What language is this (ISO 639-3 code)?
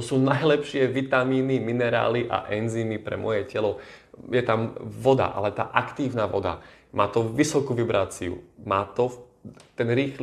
slk